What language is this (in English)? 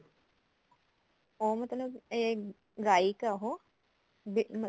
Punjabi